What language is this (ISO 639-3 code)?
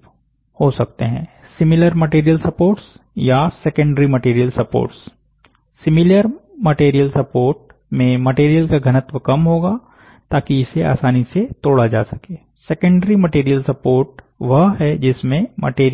hin